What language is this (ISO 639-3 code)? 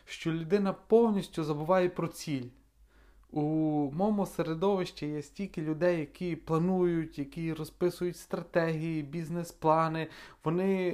ukr